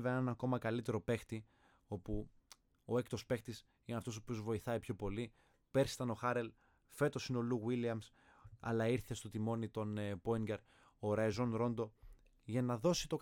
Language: Greek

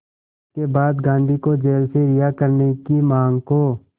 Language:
Hindi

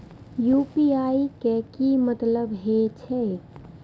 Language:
Maithili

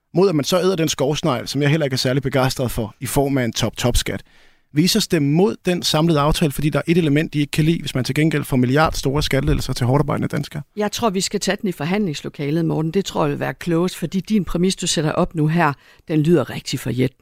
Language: Danish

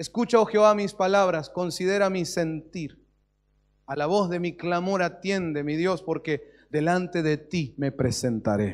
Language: Spanish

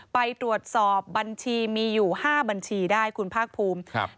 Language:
Thai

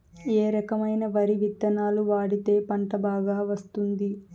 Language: Telugu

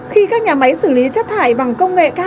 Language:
Vietnamese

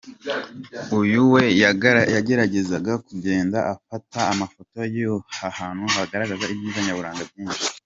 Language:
Kinyarwanda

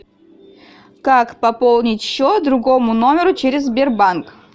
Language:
Russian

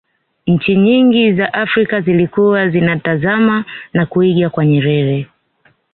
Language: Swahili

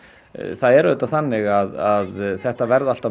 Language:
Icelandic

